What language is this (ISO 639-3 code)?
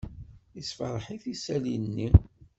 kab